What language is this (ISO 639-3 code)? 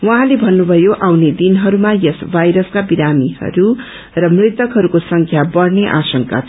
nep